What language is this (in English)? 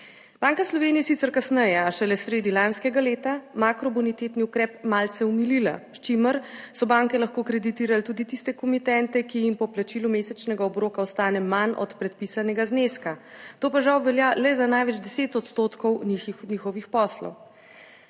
Slovenian